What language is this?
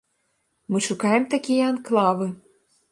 Belarusian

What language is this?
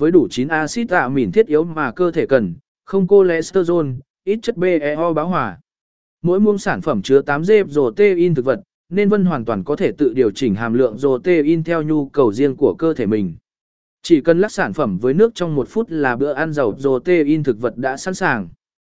Vietnamese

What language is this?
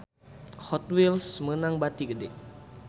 Sundanese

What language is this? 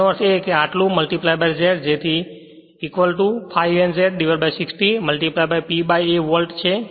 Gujarati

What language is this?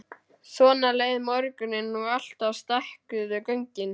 Icelandic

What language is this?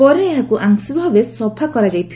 Odia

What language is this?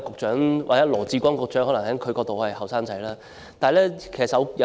Cantonese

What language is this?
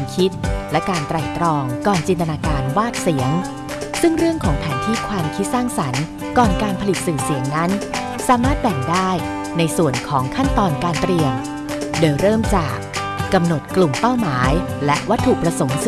Thai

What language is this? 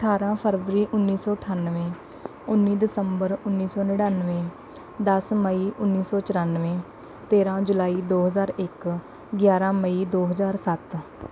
Punjabi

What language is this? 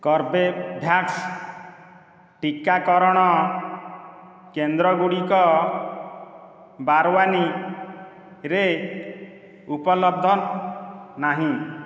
Odia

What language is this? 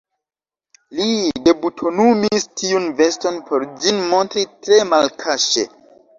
Esperanto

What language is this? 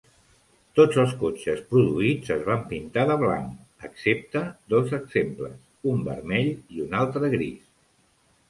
Catalan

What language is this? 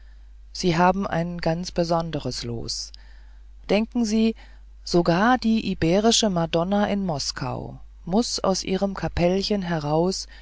German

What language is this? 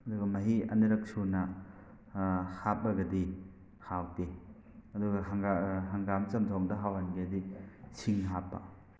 Manipuri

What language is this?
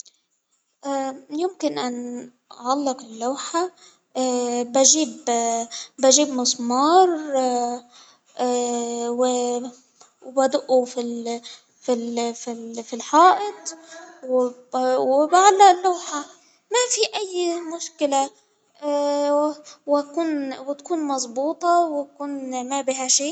Hijazi Arabic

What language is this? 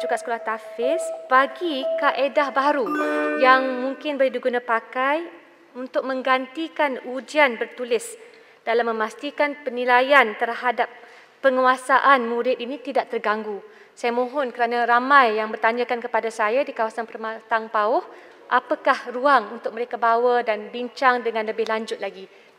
Malay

